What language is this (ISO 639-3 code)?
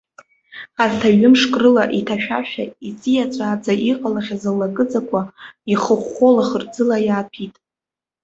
abk